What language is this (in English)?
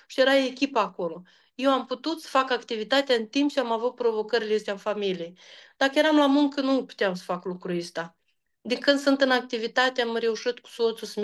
Romanian